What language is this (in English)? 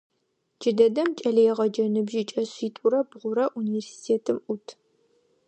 Adyghe